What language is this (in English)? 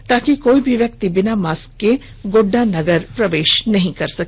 Hindi